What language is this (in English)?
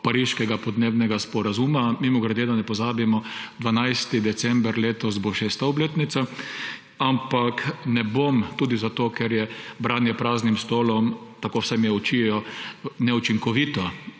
Slovenian